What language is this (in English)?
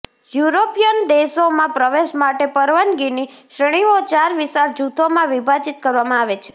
Gujarati